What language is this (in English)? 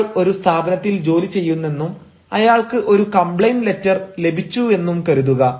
Malayalam